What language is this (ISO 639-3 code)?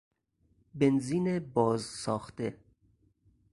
fas